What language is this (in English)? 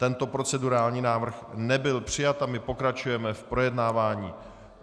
Czech